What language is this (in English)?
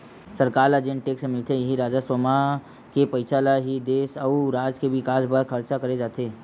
Chhattisgarhi